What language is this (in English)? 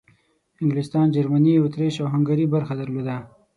Pashto